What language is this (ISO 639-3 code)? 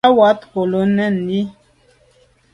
byv